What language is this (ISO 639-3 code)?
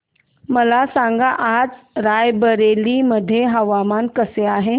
mar